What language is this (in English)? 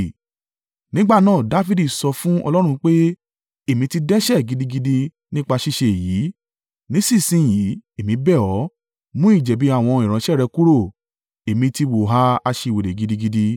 Yoruba